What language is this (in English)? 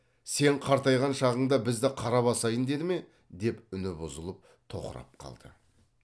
Kazakh